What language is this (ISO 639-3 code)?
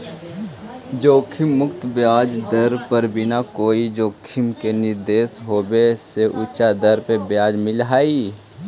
mag